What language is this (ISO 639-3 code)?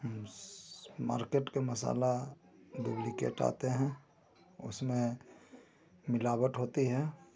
hin